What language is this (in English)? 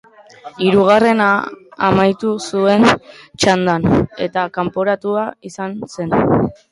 Basque